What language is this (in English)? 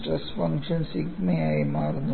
Malayalam